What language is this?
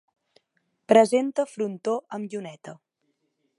Catalan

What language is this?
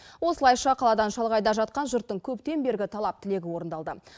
Kazakh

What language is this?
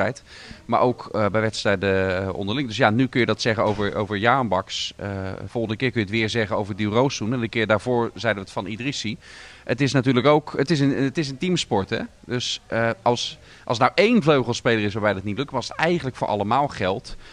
Dutch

